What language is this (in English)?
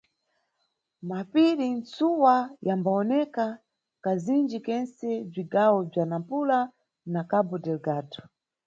Nyungwe